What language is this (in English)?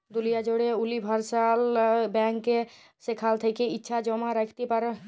Bangla